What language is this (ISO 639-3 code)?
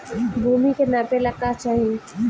bho